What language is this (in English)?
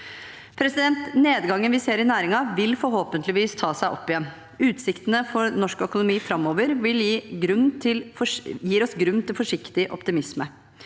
Norwegian